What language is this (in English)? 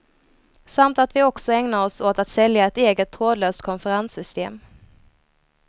Swedish